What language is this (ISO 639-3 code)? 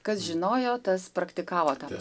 lit